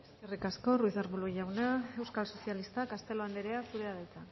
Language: Basque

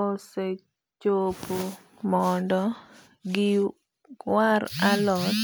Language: Luo (Kenya and Tanzania)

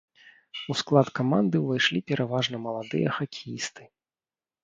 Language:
Belarusian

